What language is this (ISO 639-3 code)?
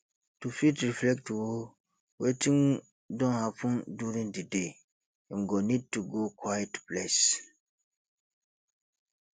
pcm